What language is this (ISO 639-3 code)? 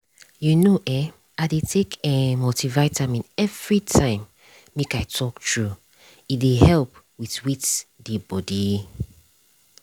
pcm